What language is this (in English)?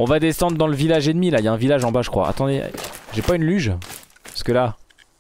French